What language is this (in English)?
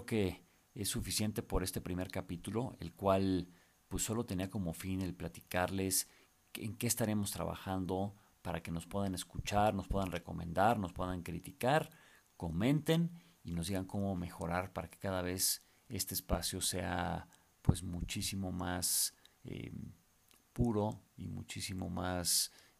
Spanish